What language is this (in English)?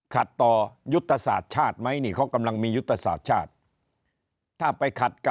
Thai